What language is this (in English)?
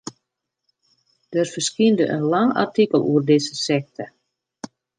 Western Frisian